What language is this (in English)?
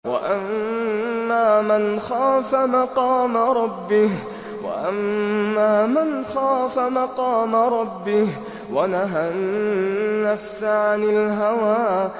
Arabic